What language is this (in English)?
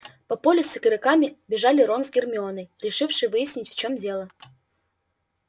Russian